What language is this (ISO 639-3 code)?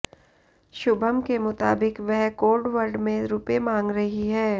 hin